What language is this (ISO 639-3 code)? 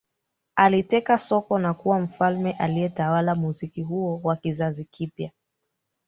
swa